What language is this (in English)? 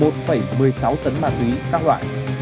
Vietnamese